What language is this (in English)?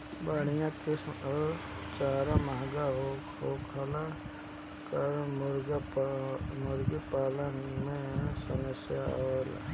Bhojpuri